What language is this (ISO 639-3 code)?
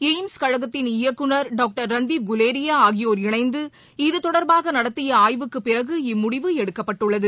tam